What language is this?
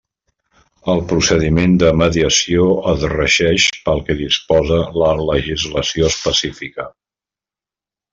Catalan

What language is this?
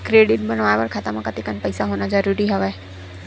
Chhattisgarhi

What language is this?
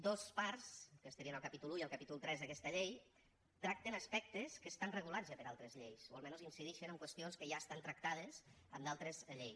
Catalan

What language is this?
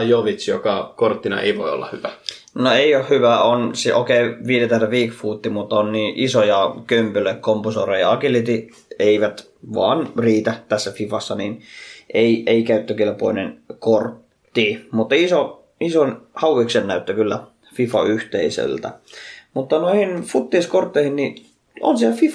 Finnish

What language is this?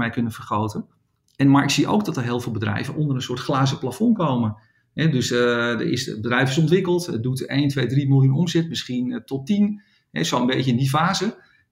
Dutch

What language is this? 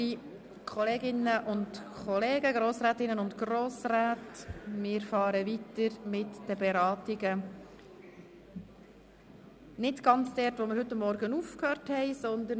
Swiss German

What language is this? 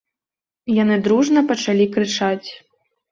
Belarusian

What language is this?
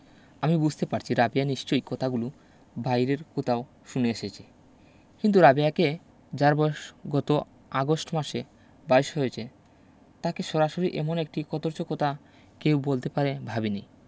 Bangla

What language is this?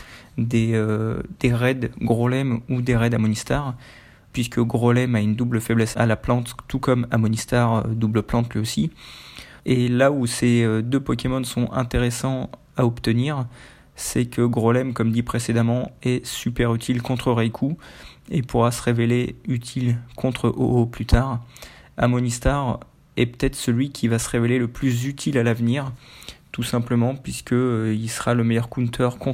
French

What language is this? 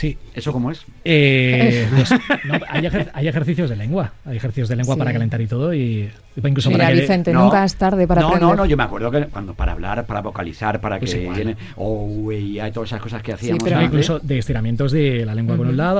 Spanish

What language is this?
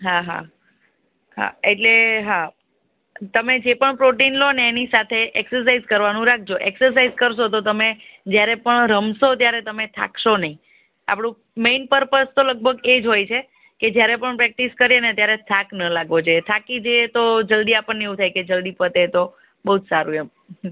Gujarati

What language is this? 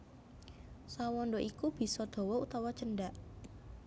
Javanese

